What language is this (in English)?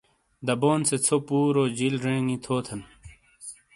Shina